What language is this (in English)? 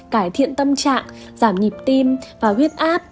Vietnamese